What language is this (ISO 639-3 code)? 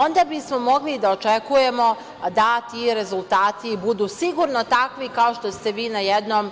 srp